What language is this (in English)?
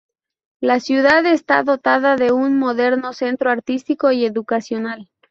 Spanish